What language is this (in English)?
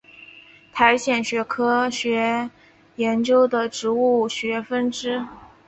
Chinese